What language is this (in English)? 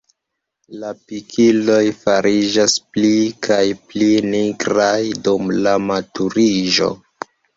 Esperanto